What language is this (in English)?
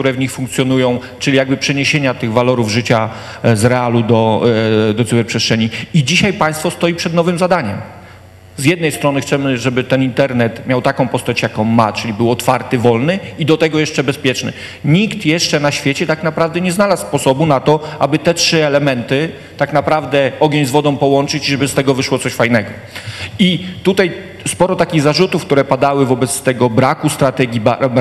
Polish